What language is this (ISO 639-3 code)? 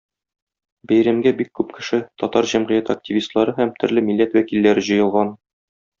tat